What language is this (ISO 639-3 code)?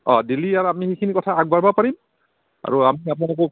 asm